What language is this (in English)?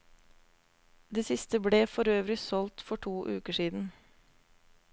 Norwegian